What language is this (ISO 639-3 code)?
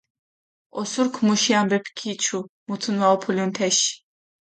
xmf